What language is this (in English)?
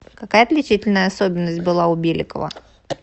Russian